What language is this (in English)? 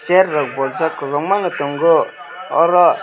Kok Borok